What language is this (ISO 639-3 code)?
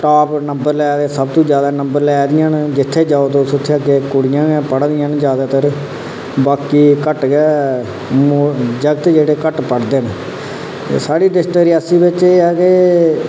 doi